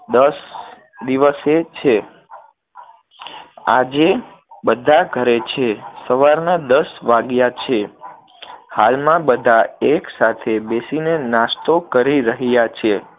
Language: Gujarati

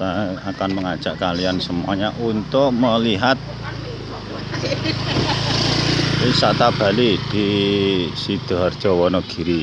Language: Indonesian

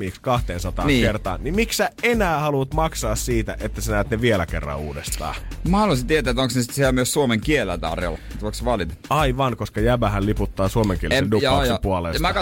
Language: Finnish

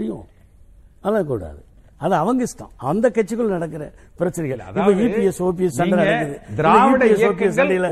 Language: Tamil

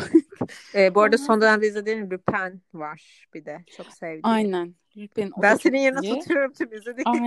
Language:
Turkish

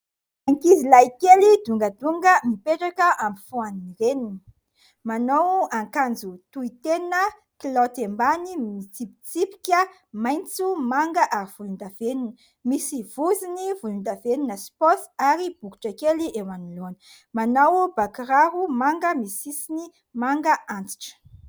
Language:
Malagasy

